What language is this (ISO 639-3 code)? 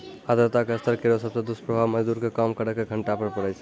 mai